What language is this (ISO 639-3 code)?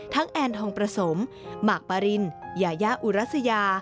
tha